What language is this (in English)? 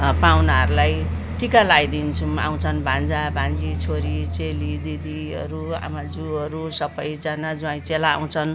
Nepali